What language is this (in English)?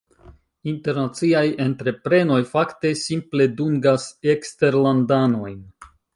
Esperanto